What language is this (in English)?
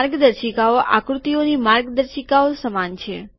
Gujarati